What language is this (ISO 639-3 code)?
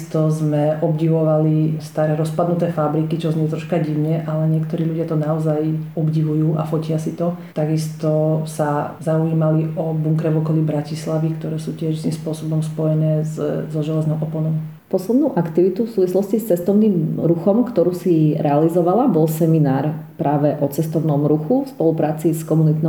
slk